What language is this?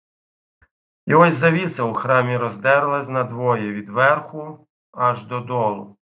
Ukrainian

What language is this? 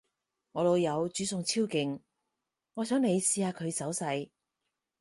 Cantonese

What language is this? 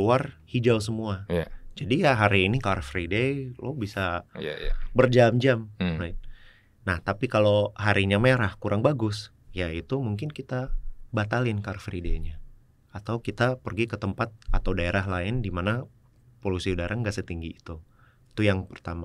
Indonesian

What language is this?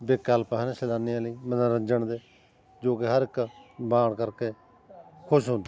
Punjabi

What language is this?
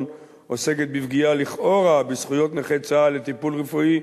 Hebrew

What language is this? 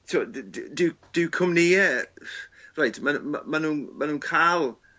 Welsh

